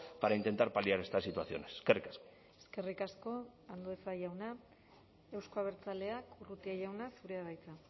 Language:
Basque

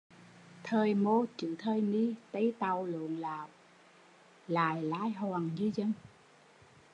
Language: Vietnamese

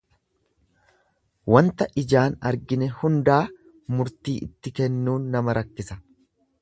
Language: Oromo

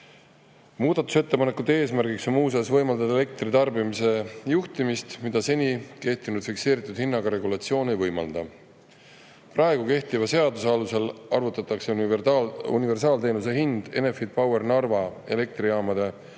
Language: Estonian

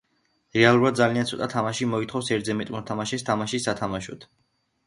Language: Georgian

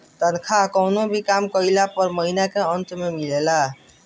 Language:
Bhojpuri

